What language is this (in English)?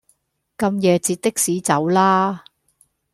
Cantonese